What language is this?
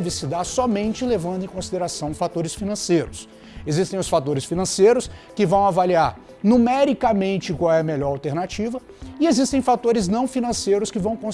Portuguese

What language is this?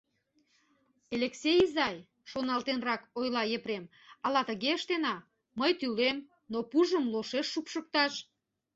Mari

